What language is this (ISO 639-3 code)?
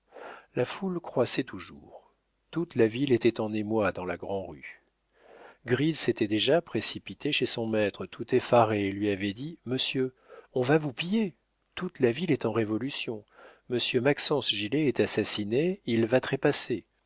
fra